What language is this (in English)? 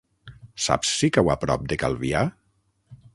Catalan